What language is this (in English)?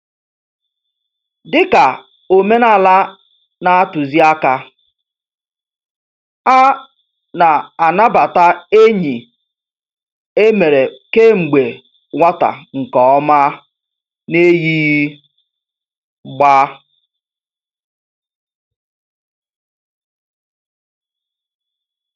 Igbo